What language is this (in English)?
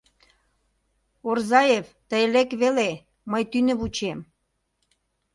Mari